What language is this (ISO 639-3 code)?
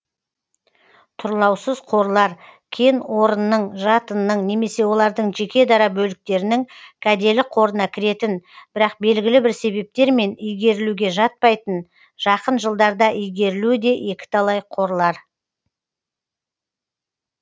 kaz